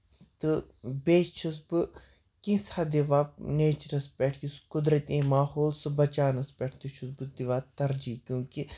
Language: Kashmiri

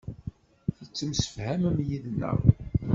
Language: Kabyle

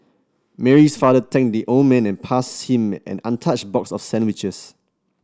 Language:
English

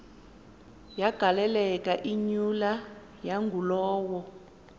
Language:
Xhosa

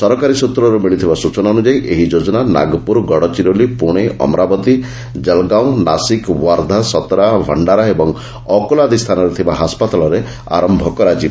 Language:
Odia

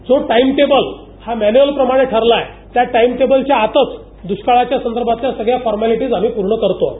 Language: Marathi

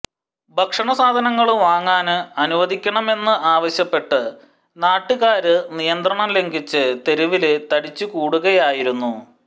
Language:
Malayalam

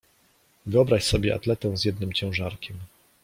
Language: Polish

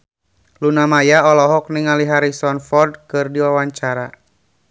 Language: Sundanese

